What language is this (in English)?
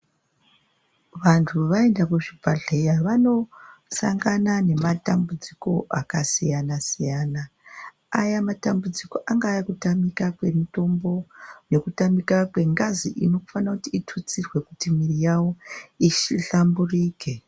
Ndau